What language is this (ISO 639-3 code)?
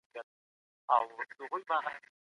pus